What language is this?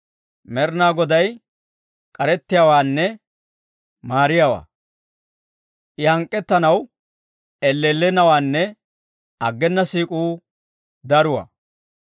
Dawro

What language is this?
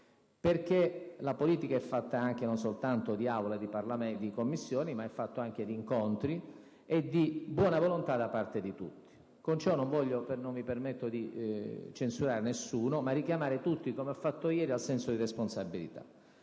Italian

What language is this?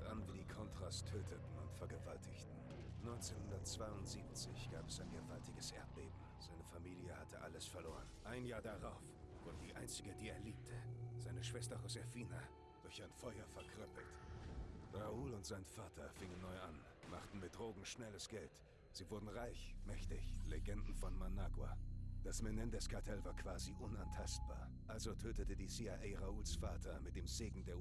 German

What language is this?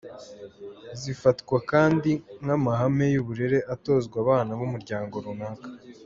Kinyarwanda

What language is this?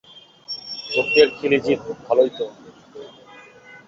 Bangla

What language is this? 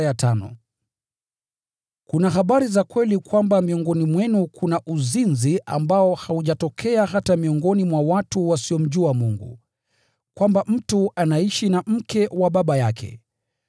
Swahili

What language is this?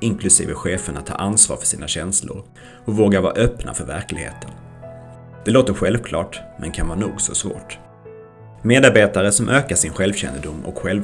Swedish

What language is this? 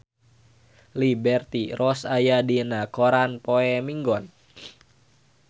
Sundanese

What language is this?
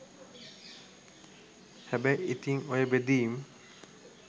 Sinhala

